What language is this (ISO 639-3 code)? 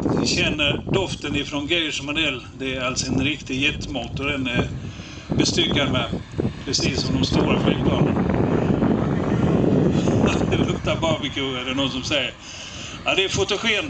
swe